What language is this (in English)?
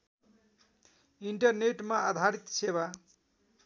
Nepali